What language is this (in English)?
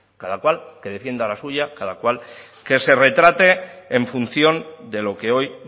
Spanish